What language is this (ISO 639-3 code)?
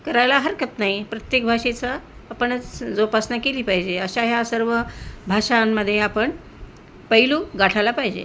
mar